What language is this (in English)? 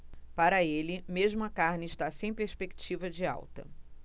Portuguese